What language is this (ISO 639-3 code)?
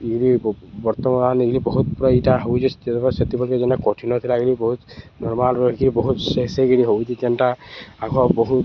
ori